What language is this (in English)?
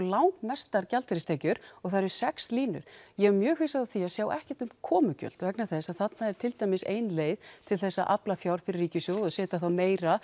Icelandic